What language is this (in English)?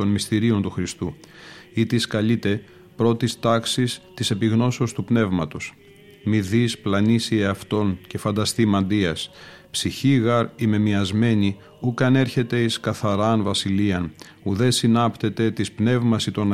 Greek